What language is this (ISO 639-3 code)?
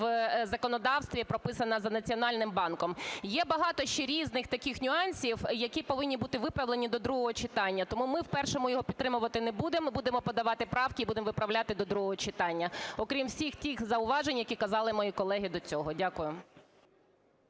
ukr